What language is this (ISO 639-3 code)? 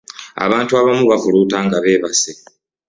lug